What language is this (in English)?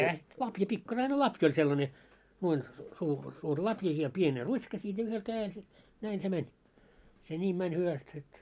Finnish